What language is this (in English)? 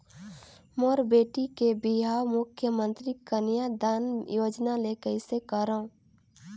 Chhattisgarhi